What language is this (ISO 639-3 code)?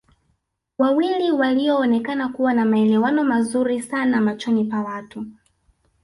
swa